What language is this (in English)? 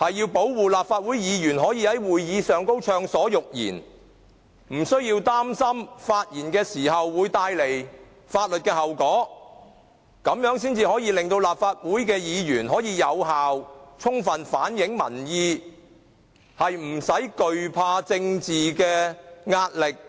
Cantonese